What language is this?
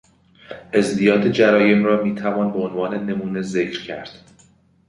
Persian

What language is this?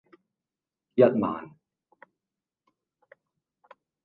Cantonese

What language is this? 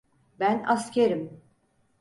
Turkish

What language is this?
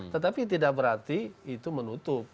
Indonesian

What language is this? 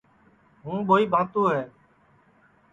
Sansi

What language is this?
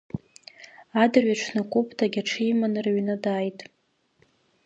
Abkhazian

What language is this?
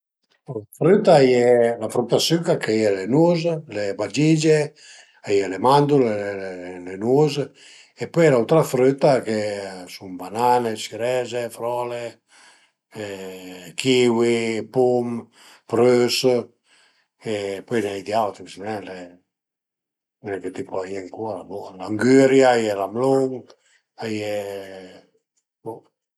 Piedmontese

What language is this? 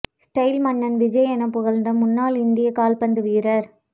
Tamil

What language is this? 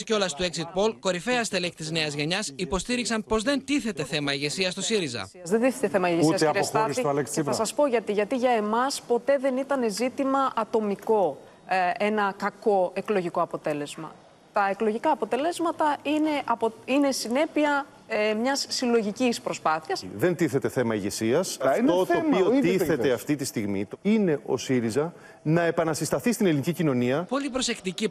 Greek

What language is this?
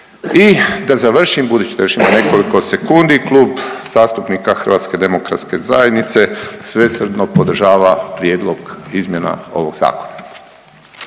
Croatian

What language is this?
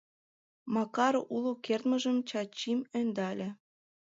Mari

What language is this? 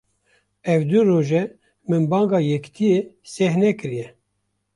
Kurdish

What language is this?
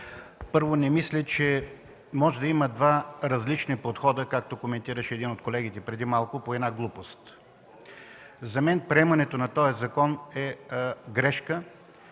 Bulgarian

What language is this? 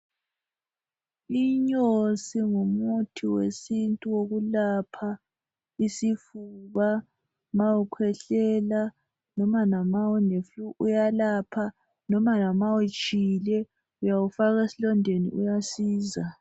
North Ndebele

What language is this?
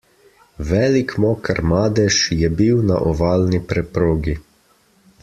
Slovenian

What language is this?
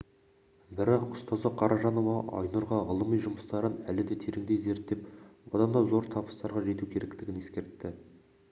Kazakh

